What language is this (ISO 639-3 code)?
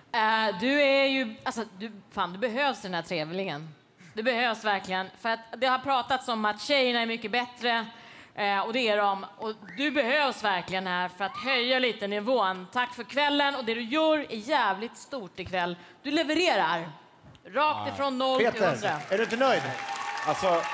swe